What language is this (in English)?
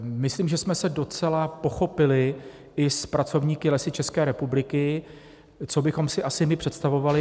Czech